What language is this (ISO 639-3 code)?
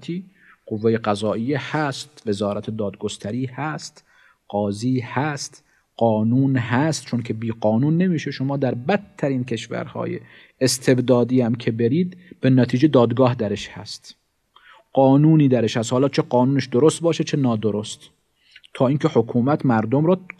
fas